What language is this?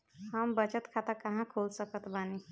Bhojpuri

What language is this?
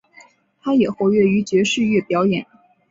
Chinese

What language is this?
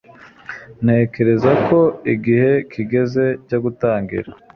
Kinyarwanda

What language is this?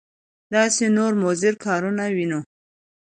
Pashto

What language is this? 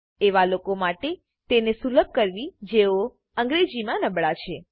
Gujarati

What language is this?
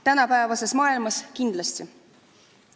Estonian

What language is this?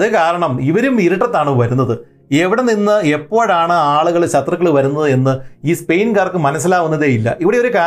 Malayalam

